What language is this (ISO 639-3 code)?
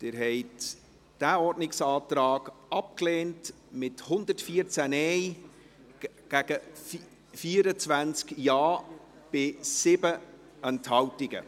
gsw